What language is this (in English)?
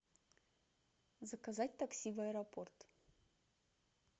Russian